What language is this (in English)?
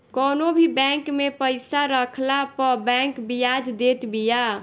Bhojpuri